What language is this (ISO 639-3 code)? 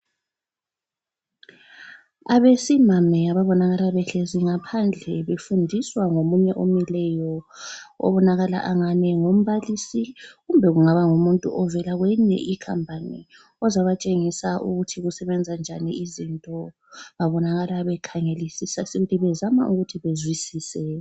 nde